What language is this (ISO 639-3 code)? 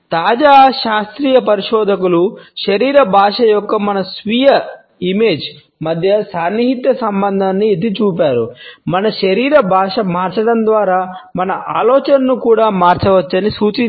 tel